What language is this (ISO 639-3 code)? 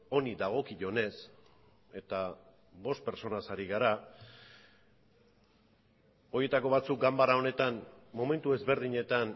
eus